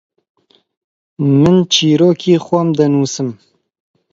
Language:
Central Kurdish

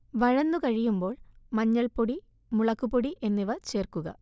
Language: Malayalam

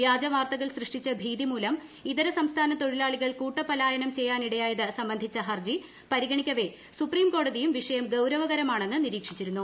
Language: Malayalam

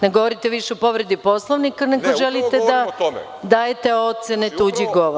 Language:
Serbian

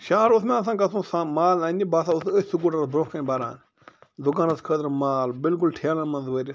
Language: Kashmiri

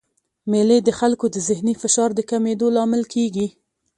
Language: Pashto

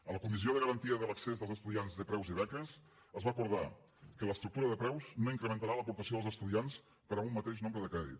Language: Catalan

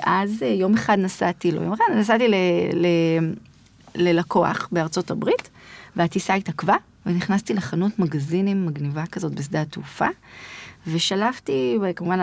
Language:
Hebrew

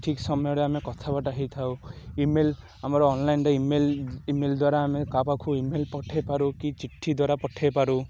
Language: Odia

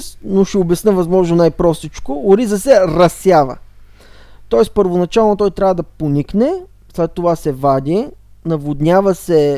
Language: Bulgarian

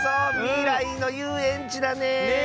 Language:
Japanese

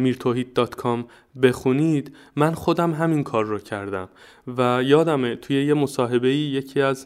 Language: Persian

